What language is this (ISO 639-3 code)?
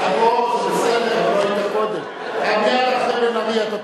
heb